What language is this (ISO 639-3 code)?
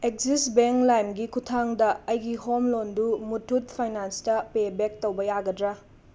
mni